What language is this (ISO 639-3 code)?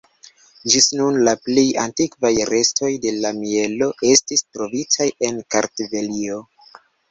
epo